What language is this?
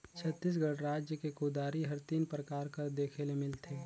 Chhattisgarhi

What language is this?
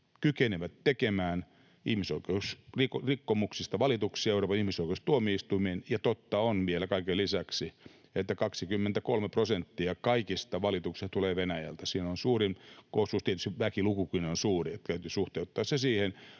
Finnish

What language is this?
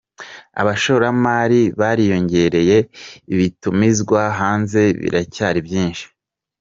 Kinyarwanda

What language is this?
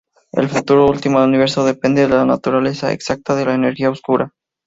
Spanish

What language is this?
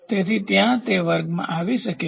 Gujarati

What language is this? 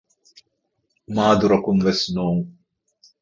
Divehi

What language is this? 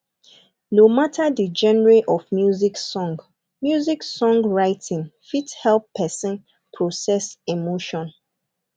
Nigerian Pidgin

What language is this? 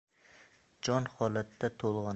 Uzbek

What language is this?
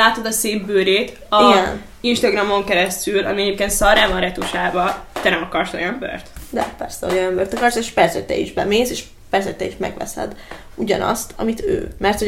Hungarian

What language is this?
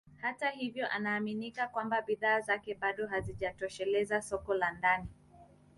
Swahili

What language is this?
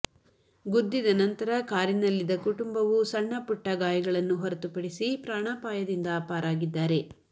Kannada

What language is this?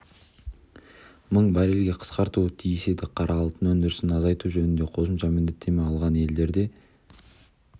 Kazakh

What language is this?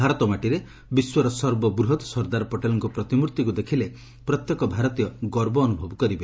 Odia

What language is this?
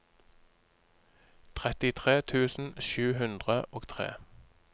Norwegian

